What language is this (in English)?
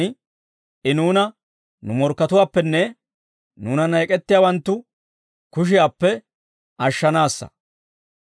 Dawro